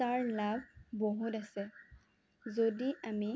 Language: Assamese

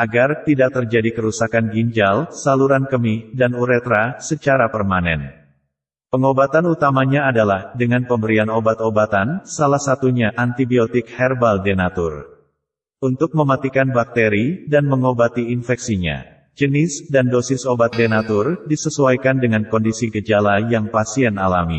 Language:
Indonesian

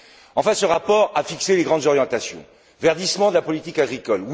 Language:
French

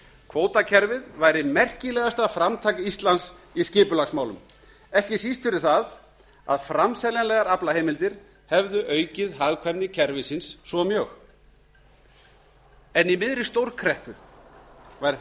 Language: Icelandic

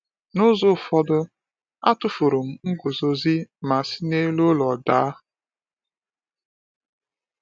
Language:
Igbo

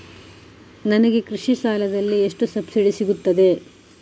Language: Kannada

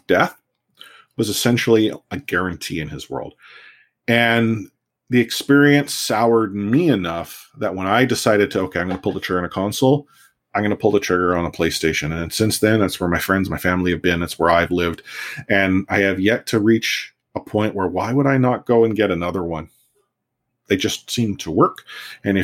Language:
English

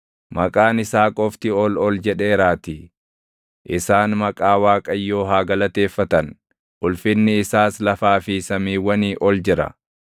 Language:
Oromo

